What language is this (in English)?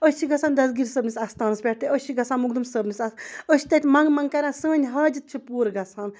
Kashmiri